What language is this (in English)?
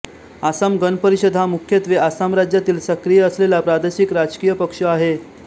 Marathi